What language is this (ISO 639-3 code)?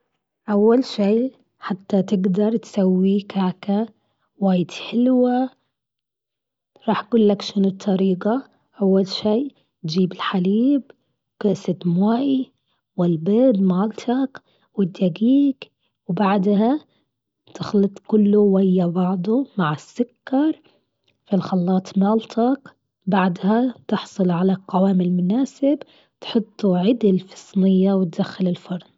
afb